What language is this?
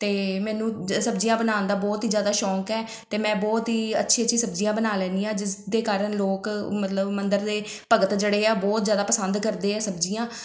Punjabi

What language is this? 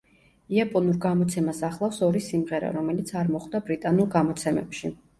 Georgian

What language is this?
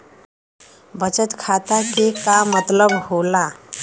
Bhojpuri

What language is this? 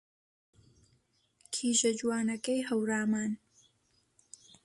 Central Kurdish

